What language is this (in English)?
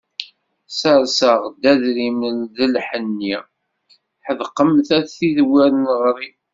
Kabyle